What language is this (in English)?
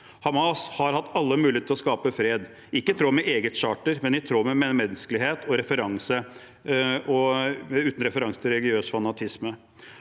Norwegian